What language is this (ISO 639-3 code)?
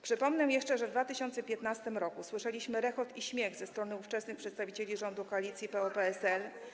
pol